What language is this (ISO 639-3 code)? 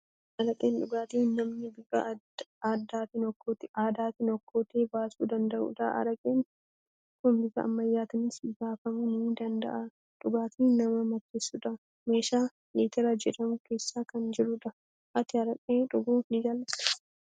orm